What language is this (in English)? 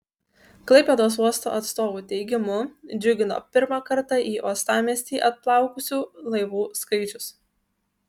Lithuanian